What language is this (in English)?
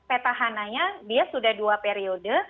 Indonesian